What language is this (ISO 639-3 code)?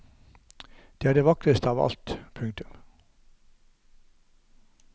nor